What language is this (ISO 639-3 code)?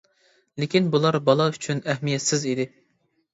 uig